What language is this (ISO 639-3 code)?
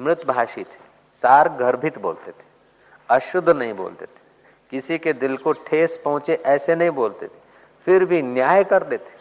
hin